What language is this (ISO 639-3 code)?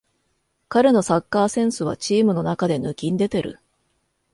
jpn